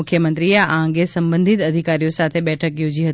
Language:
Gujarati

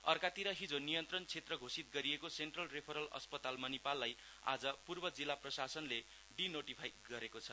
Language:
Nepali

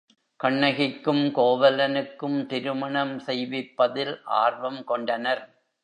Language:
Tamil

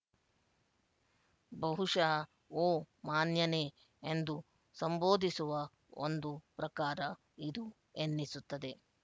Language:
Kannada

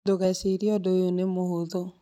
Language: Kikuyu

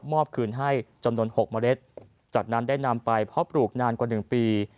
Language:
Thai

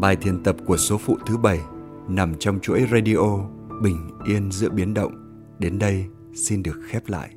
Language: Vietnamese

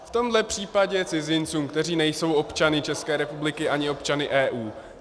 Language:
Czech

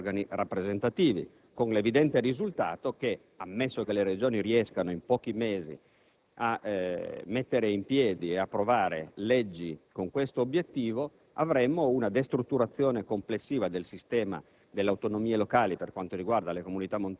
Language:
Italian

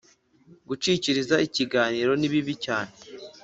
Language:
Kinyarwanda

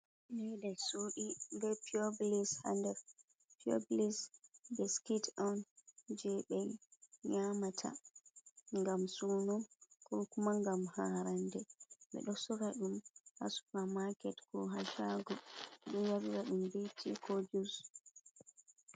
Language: Fula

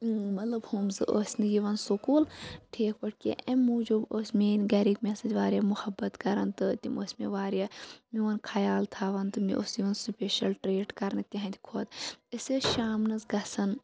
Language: Kashmiri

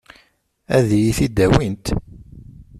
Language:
Kabyle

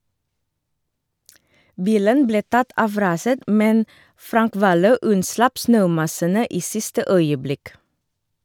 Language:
Norwegian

